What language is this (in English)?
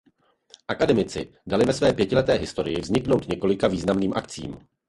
Czech